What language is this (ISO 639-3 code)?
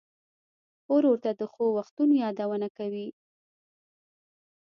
pus